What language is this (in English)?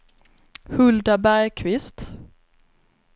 Swedish